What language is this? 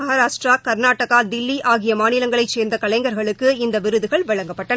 Tamil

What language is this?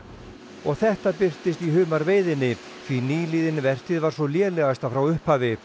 Icelandic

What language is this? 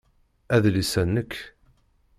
Kabyle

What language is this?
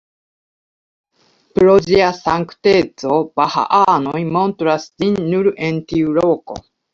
Esperanto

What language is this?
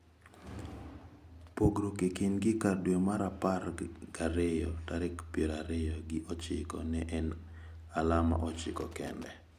Luo (Kenya and Tanzania)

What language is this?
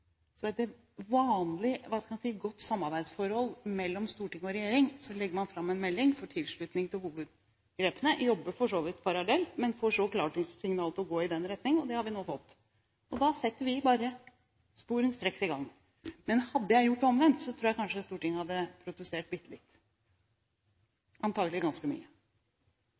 Norwegian Bokmål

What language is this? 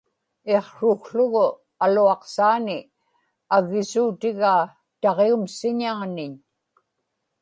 Inupiaq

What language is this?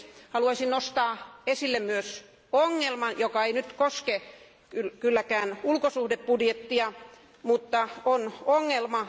Finnish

